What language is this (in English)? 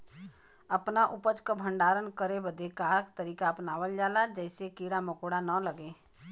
Bhojpuri